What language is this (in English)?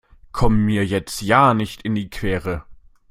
German